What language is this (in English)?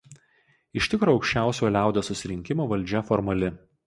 Lithuanian